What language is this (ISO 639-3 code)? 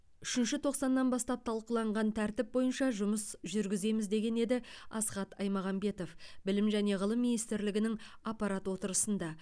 kaz